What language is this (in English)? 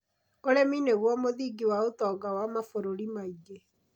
Kikuyu